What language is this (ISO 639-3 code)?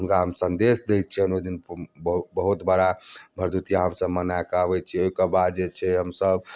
mai